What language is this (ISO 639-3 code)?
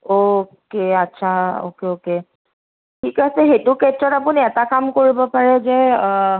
asm